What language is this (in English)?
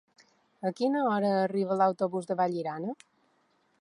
Catalan